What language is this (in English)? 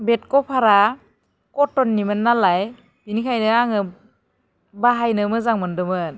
Bodo